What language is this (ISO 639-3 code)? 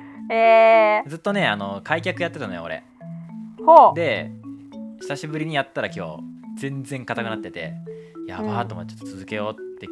jpn